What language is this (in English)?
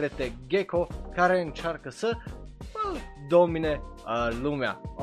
Romanian